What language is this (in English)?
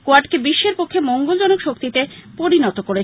Bangla